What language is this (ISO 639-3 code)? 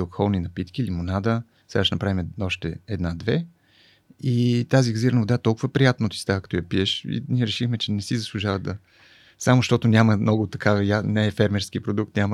bul